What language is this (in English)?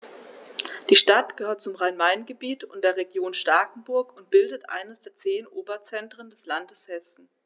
German